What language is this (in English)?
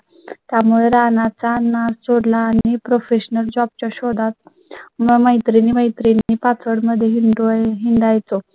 Marathi